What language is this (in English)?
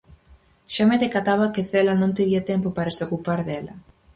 Galician